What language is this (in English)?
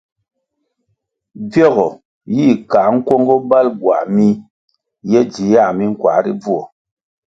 Kwasio